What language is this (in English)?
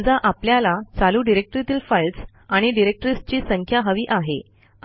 Marathi